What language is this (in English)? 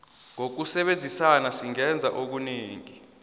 South Ndebele